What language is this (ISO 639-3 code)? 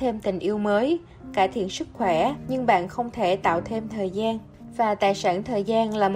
vie